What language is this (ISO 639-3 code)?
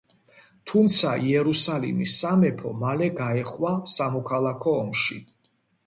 kat